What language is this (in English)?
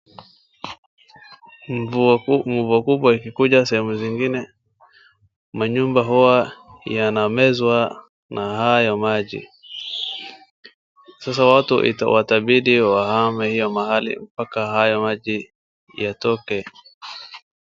Swahili